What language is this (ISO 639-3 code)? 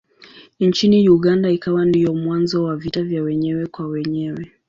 swa